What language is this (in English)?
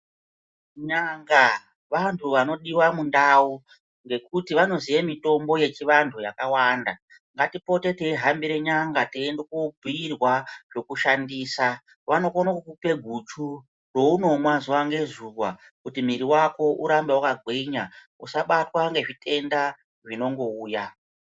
Ndau